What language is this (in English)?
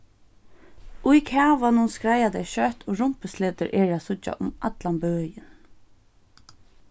Faroese